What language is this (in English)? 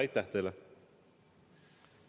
Estonian